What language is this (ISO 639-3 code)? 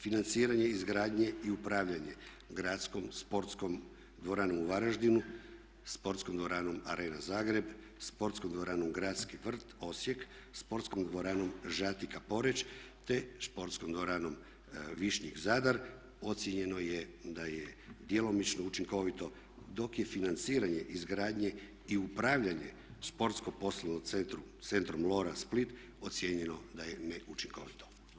hrv